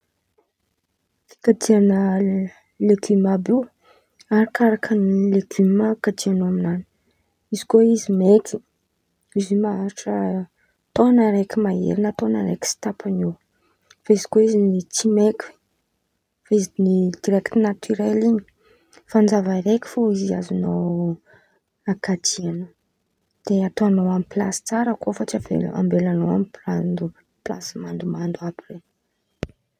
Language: Antankarana Malagasy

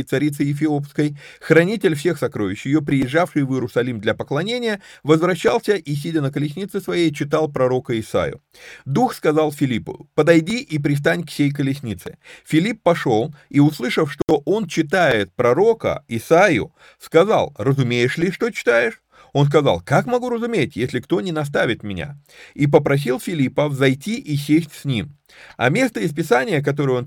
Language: Russian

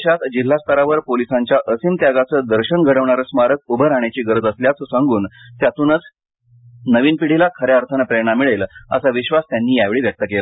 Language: Marathi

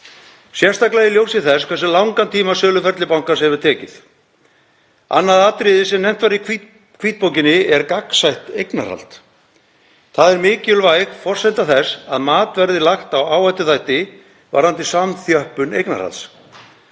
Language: Icelandic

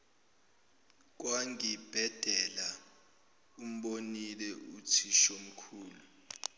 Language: Zulu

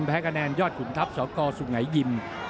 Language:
Thai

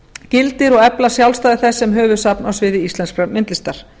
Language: Icelandic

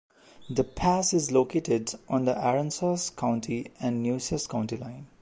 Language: English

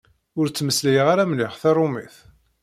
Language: Kabyle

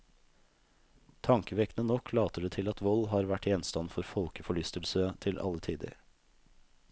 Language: Norwegian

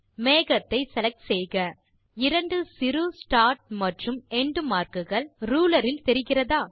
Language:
Tamil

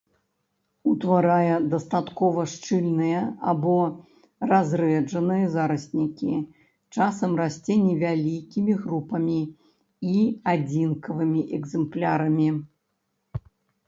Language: Belarusian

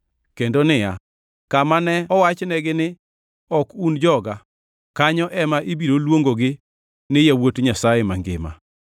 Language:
Luo (Kenya and Tanzania)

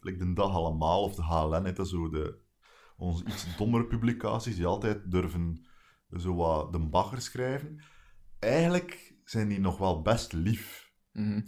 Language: Dutch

